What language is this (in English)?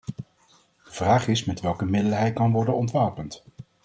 Dutch